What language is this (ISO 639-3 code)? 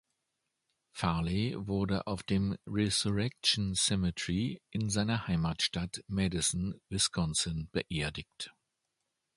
deu